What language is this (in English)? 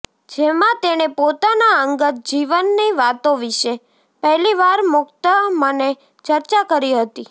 Gujarati